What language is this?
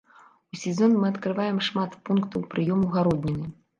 Belarusian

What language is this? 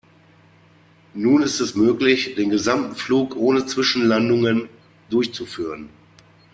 German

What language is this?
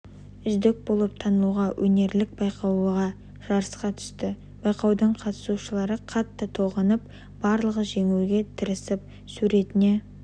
Kazakh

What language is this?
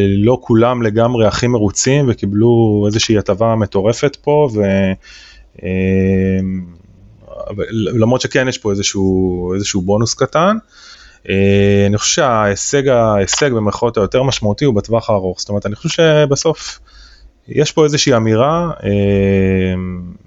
Hebrew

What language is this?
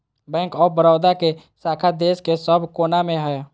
Magahi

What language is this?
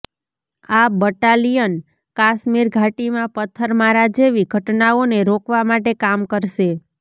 Gujarati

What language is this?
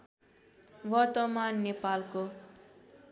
Nepali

